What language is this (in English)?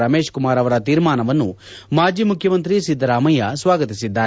Kannada